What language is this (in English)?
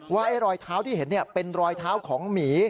Thai